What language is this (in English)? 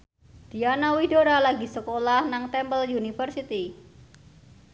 Javanese